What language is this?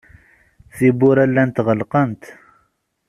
Kabyle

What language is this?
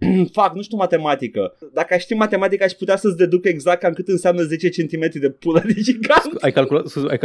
Romanian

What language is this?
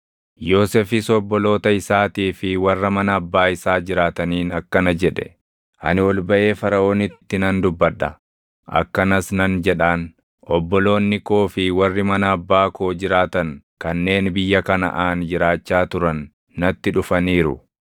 Oromo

